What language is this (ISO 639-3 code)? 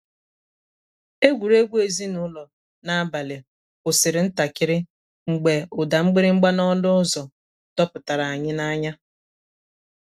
ibo